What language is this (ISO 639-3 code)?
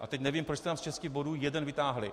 ces